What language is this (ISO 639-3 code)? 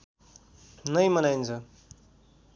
nep